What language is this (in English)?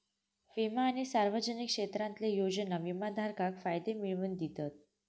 Marathi